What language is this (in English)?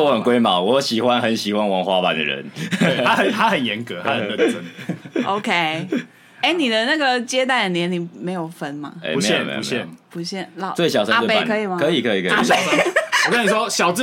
Chinese